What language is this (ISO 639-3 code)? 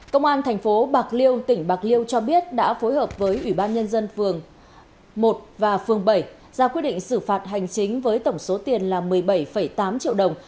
vie